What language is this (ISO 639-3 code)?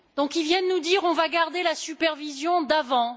fra